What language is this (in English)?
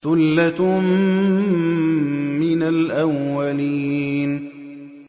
Arabic